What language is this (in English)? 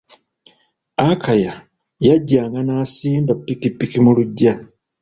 Ganda